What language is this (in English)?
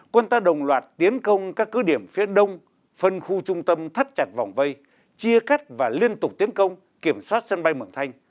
Vietnamese